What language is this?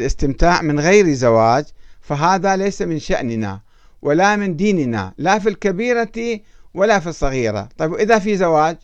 Arabic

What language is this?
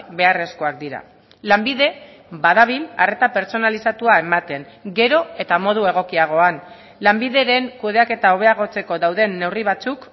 Basque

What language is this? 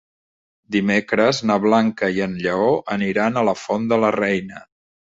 Catalan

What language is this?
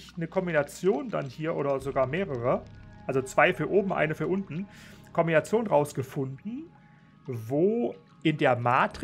German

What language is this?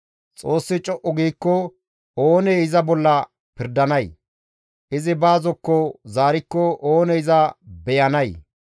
Gamo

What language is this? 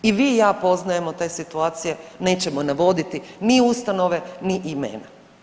Croatian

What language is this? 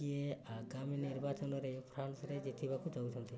Odia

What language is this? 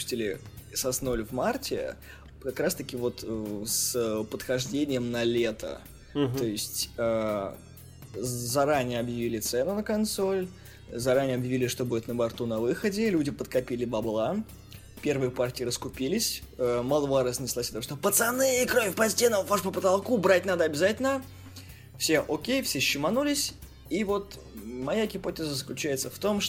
Russian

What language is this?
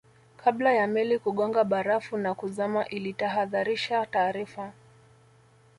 Swahili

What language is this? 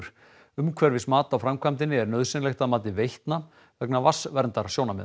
Icelandic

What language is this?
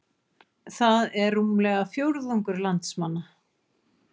Icelandic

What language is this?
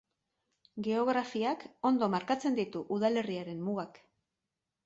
Basque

